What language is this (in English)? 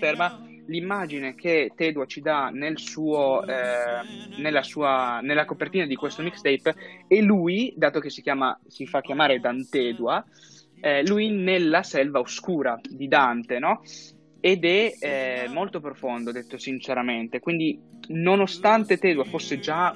Italian